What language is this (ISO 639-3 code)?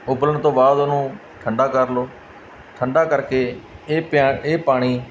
pan